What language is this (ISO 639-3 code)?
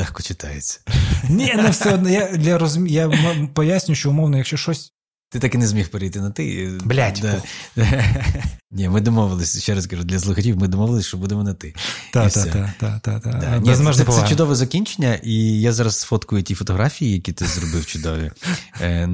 ukr